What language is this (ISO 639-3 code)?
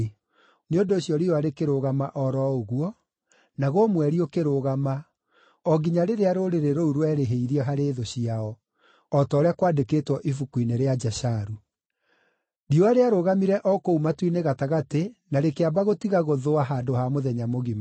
kik